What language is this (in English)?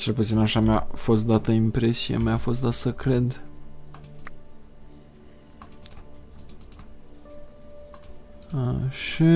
Romanian